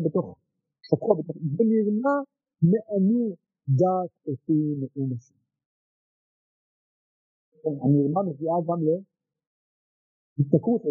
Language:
Hebrew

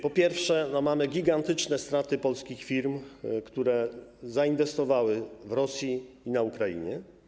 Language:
Polish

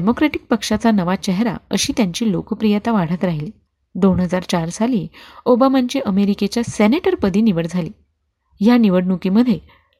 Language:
Marathi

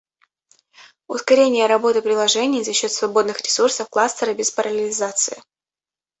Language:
Russian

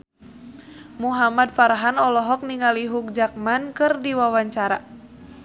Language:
Sundanese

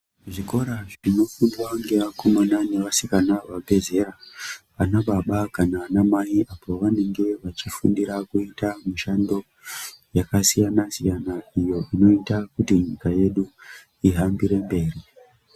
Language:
Ndau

